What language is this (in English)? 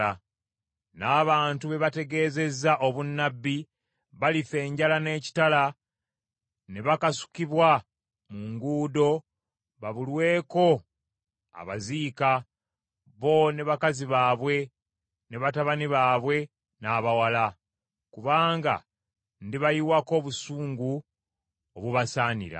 Ganda